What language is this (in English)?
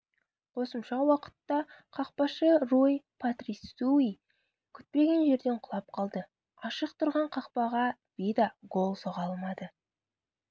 Kazakh